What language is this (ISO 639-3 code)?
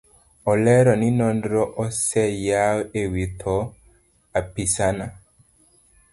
luo